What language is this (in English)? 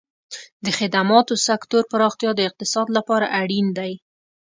Pashto